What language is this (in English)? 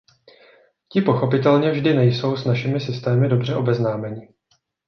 Czech